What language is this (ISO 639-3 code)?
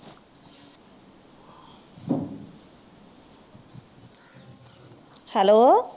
pan